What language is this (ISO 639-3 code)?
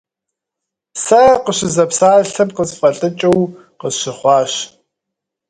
kbd